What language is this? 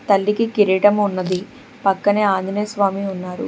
Telugu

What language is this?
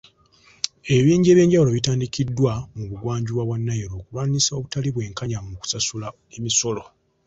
Ganda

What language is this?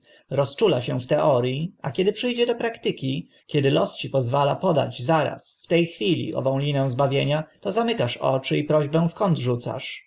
Polish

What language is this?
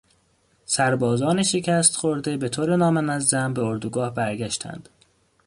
Persian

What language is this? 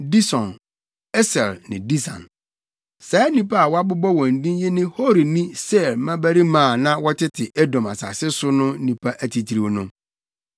Akan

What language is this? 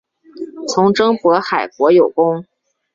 Chinese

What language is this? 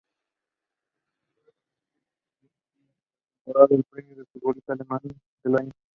Spanish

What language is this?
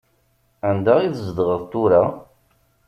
Kabyle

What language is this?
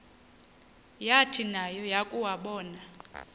Xhosa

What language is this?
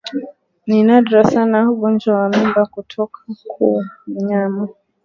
Swahili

